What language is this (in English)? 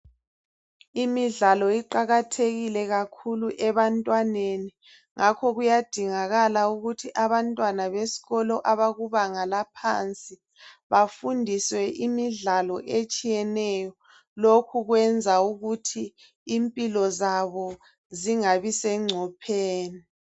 North Ndebele